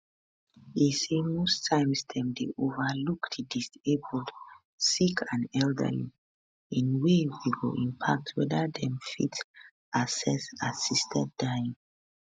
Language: Nigerian Pidgin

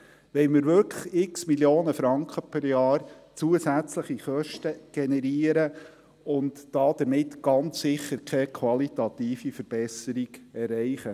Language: Swiss German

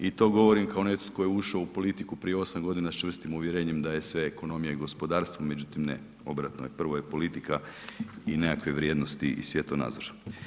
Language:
Croatian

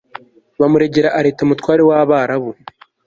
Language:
Kinyarwanda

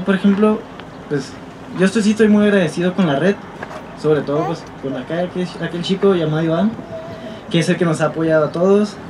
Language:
Spanish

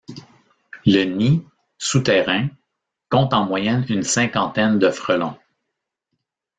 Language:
French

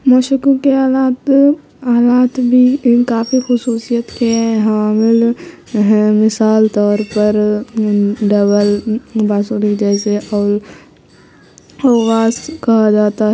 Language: Urdu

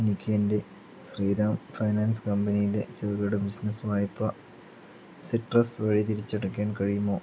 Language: Malayalam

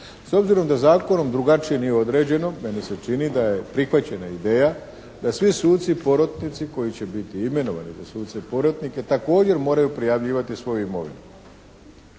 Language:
Croatian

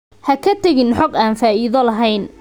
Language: Somali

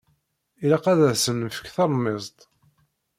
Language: Kabyle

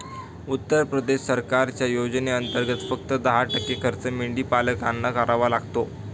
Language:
Marathi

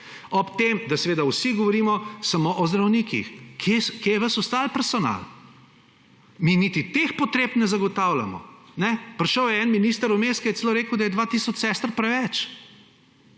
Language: Slovenian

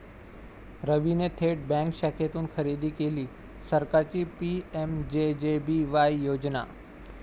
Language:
Marathi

